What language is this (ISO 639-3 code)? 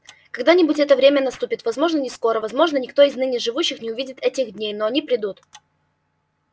rus